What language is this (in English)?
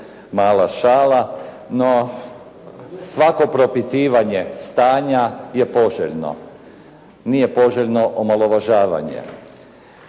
Croatian